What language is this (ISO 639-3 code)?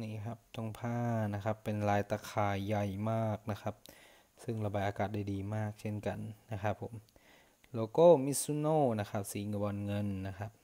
tha